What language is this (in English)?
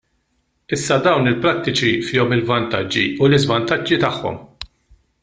Maltese